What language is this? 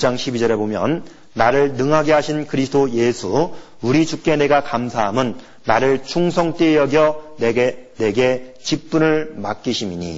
Korean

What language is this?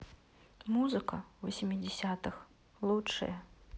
Russian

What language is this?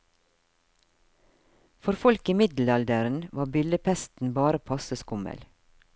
Norwegian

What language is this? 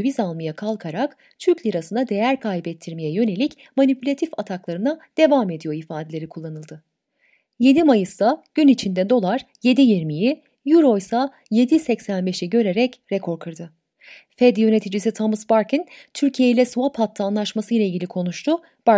Turkish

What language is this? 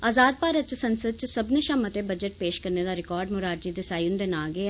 Dogri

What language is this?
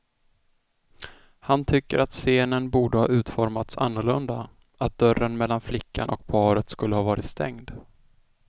Swedish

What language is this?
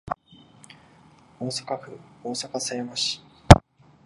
Japanese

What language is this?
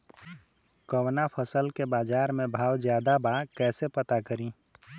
Bhojpuri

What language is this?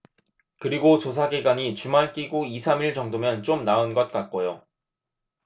Korean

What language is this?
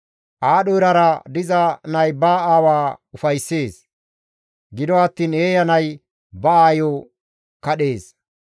Gamo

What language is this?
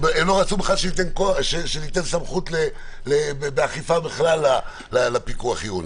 Hebrew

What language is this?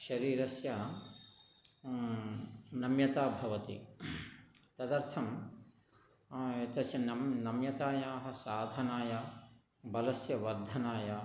Sanskrit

